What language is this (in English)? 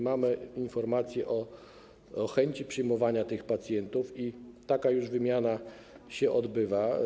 Polish